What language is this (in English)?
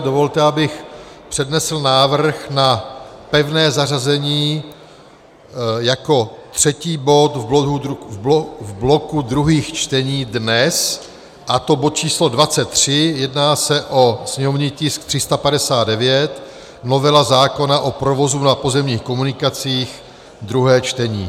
Czech